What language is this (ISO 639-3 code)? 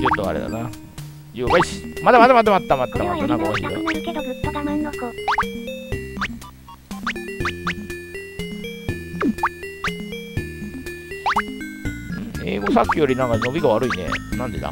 jpn